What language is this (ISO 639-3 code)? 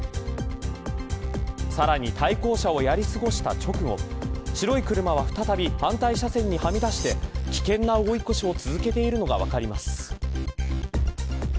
jpn